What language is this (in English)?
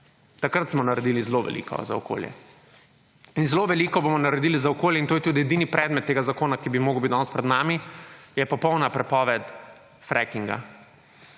Slovenian